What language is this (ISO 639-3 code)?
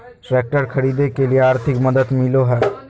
mag